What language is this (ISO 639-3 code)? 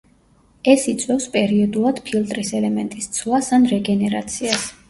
kat